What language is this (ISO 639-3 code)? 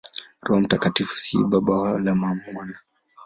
swa